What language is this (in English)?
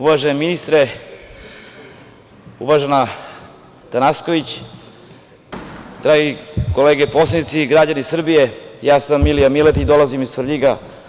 Serbian